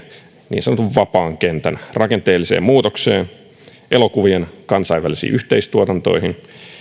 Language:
Finnish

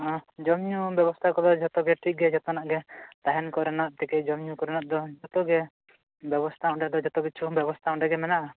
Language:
Santali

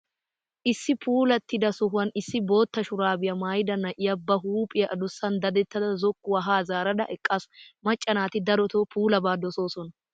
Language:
Wolaytta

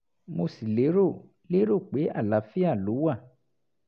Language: Yoruba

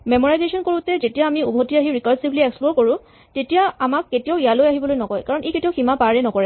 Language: Assamese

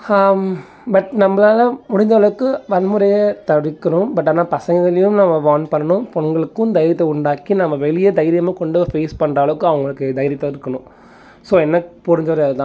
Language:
Tamil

